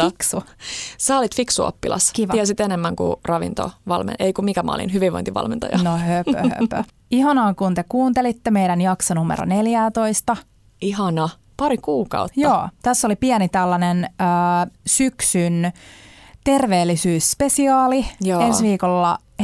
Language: Finnish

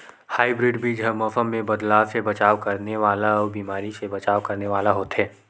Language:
Chhattisgarhi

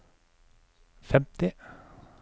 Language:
Norwegian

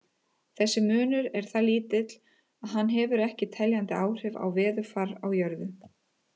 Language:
Icelandic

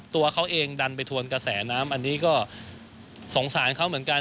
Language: Thai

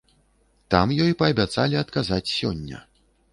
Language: Belarusian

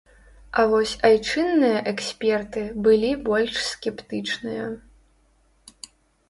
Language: Belarusian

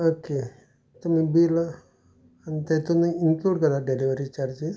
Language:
Konkani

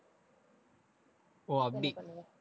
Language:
Tamil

